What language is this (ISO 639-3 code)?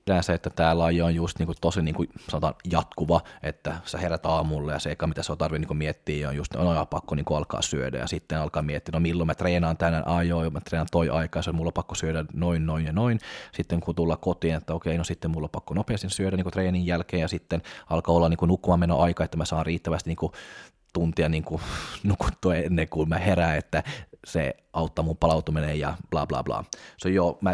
fin